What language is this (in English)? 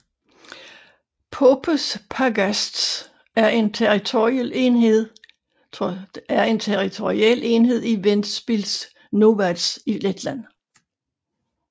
Danish